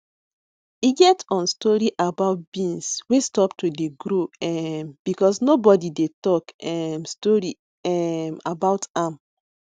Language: Nigerian Pidgin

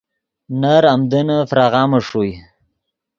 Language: Yidgha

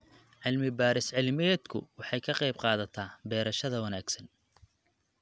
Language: Somali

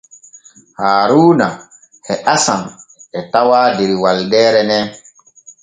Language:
Borgu Fulfulde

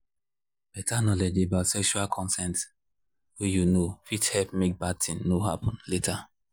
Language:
Nigerian Pidgin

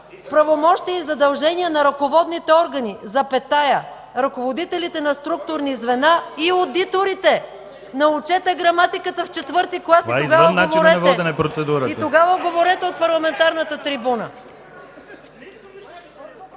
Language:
Bulgarian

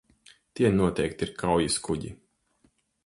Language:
Latvian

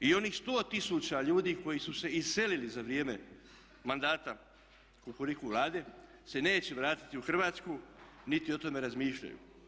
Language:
Croatian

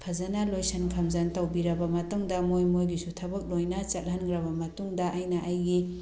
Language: Manipuri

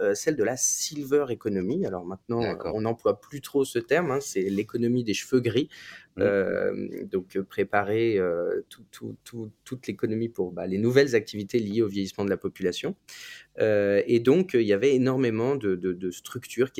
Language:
French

